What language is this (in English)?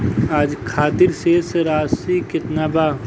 Bhojpuri